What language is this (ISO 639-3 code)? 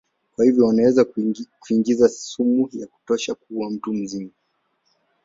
swa